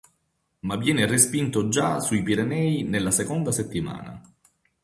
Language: Italian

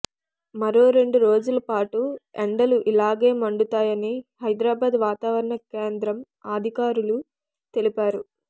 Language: Telugu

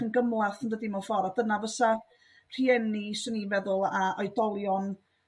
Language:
Welsh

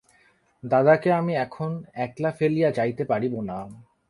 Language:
Bangla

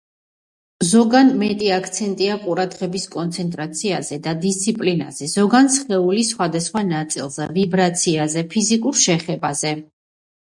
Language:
Georgian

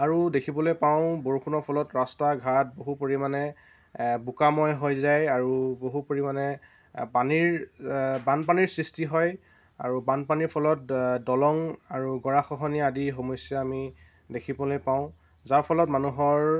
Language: Assamese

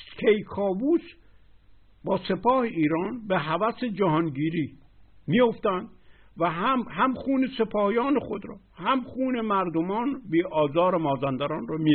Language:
Persian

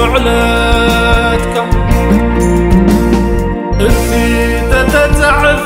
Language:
Arabic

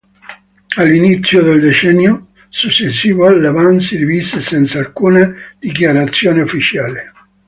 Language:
Italian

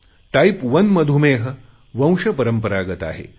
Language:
Marathi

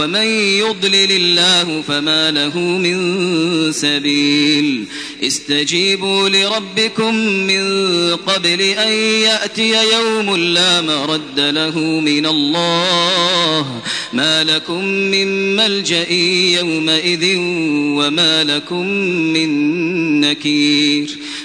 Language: Arabic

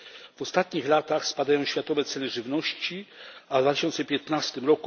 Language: Polish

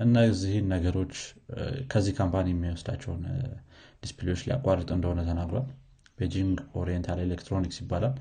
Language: Amharic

